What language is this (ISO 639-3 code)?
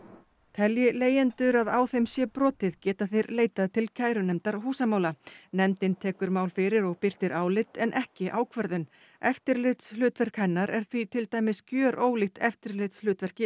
isl